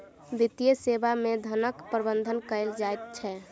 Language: Maithili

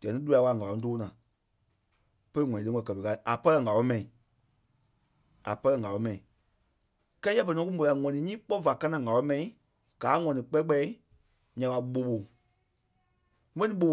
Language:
Kpelle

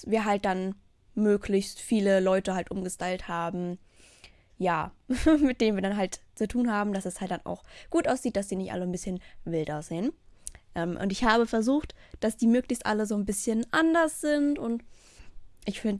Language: German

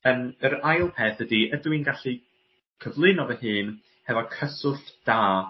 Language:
Welsh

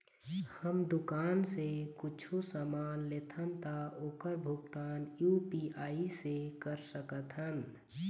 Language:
Chhattisgarhi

